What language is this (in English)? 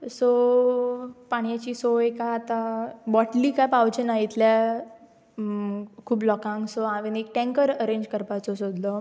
Konkani